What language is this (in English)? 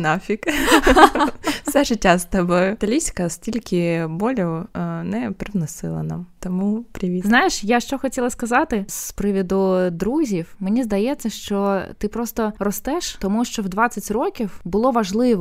Ukrainian